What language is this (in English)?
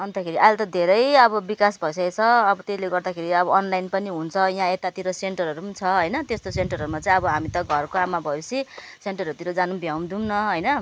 Nepali